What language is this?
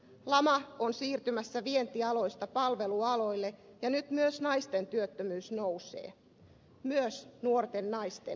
Finnish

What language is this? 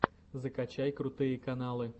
Russian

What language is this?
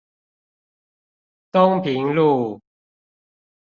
Chinese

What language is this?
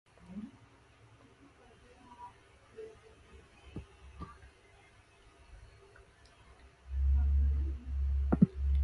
Urdu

